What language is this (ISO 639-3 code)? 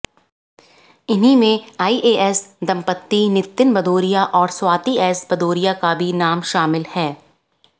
hin